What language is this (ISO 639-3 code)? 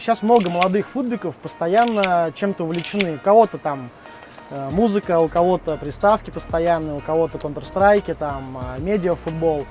rus